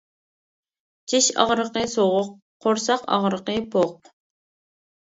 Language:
Uyghur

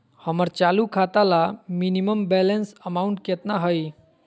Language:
Magahi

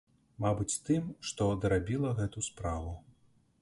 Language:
Belarusian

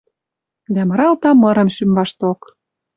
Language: Western Mari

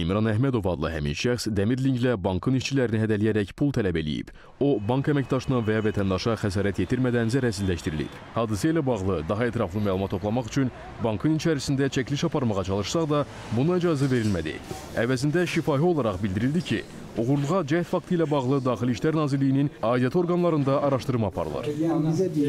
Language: Turkish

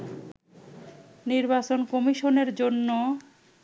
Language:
Bangla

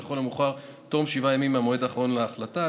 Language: Hebrew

